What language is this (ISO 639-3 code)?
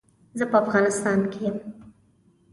pus